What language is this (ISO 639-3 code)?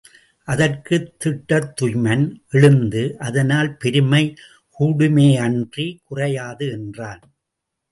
tam